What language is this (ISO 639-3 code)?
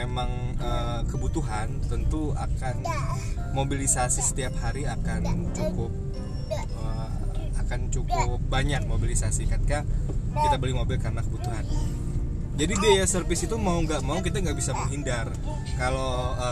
ind